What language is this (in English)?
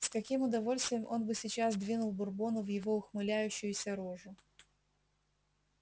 Russian